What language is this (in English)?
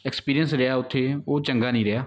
Punjabi